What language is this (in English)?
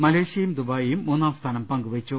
Malayalam